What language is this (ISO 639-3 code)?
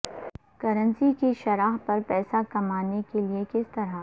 urd